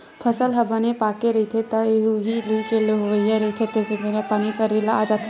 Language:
Chhattisgarhi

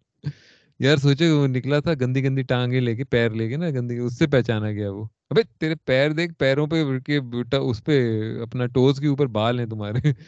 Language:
Urdu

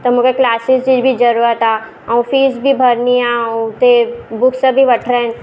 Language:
Sindhi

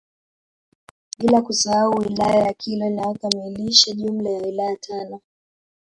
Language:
Swahili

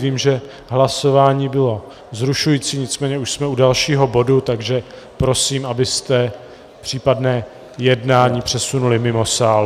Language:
Czech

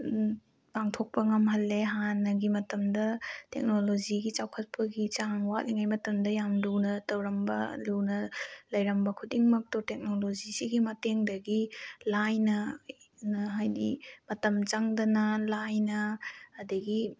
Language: Manipuri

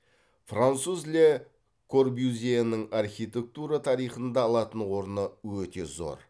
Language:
Kazakh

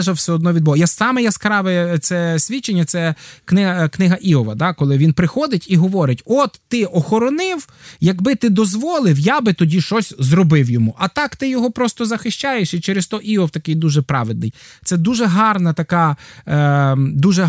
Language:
Ukrainian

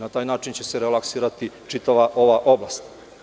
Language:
Serbian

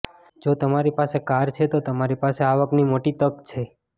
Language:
Gujarati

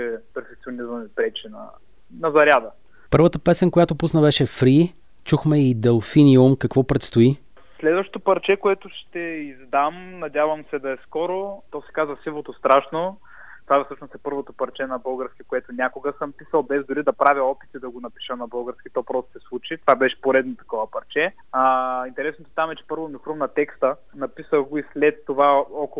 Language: Bulgarian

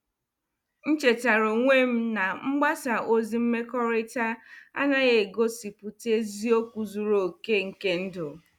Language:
Igbo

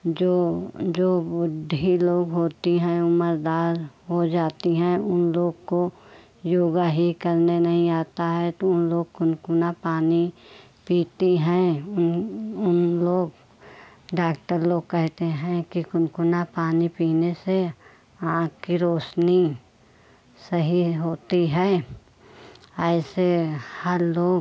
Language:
Hindi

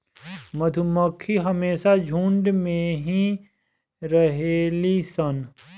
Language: Bhojpuri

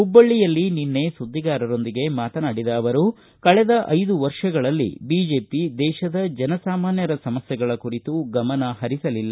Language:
Kannada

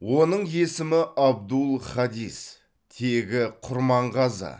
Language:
Kazakh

